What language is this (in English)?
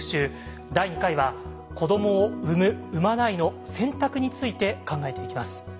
Japanese